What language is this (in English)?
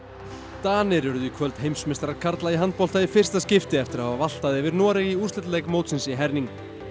Icelandic